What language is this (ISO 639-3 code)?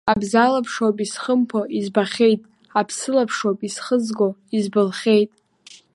abk